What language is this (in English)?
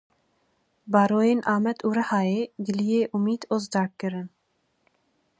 Kurdish